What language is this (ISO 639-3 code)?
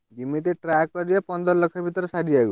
ori